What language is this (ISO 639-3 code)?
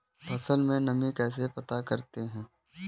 hin